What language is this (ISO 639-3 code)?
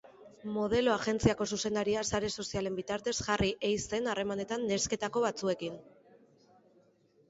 eus